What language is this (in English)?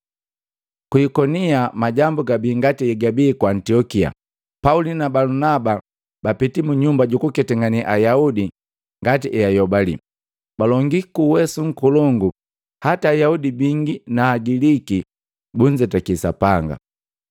Matengo